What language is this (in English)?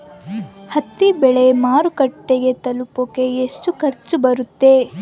Kannada